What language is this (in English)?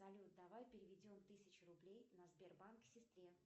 Russian